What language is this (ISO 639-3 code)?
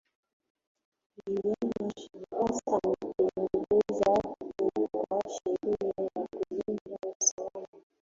swa